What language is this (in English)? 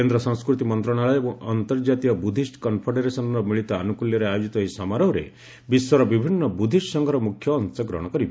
Odia